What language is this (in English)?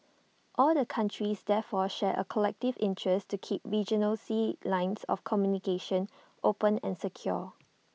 English